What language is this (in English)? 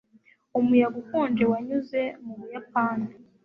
Kinyarwanda